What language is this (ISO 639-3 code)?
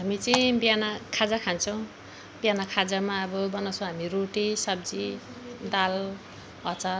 nep